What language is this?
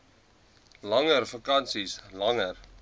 Afrikaans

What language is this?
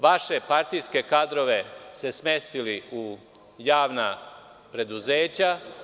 Serbian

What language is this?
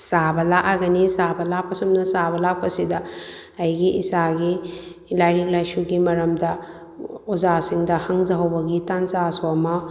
Manipuri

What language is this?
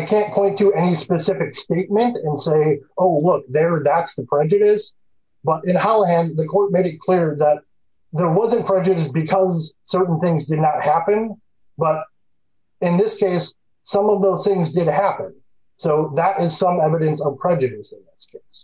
English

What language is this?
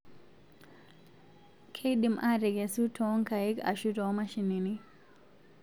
Masai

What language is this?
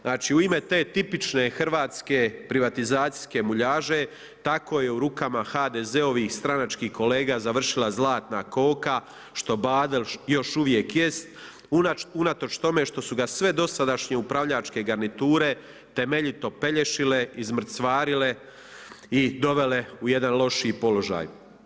Croatian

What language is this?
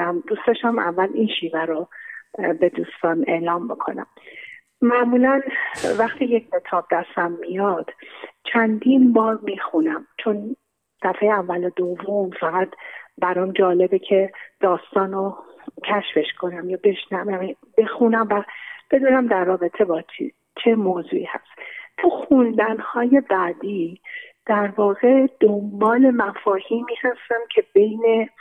Persian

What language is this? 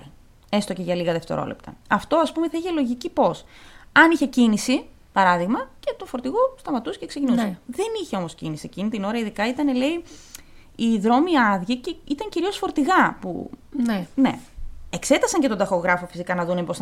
Greek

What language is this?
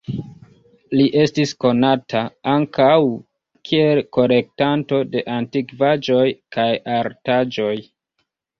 Esperanto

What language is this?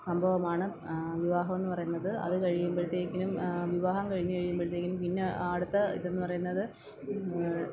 Malayalam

